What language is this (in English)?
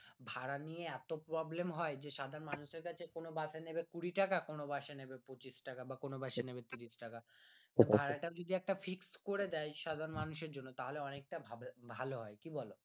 Bangla